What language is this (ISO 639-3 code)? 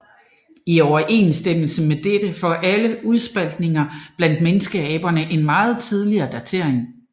dan